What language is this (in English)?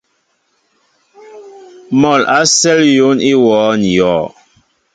Mbo (Cameroon)